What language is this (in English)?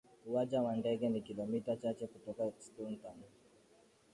Swahili